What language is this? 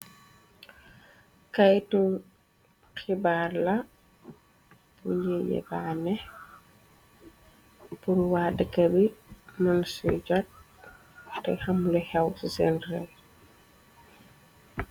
Wolof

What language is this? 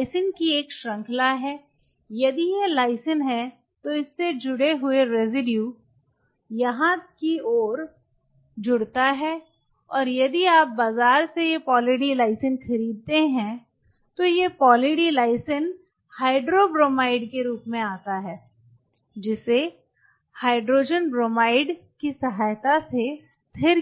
Hindi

